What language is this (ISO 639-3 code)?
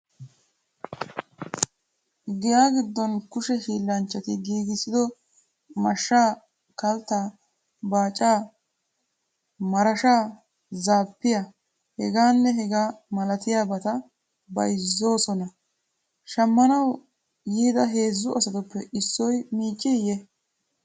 wal